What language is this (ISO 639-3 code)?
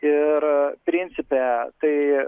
lit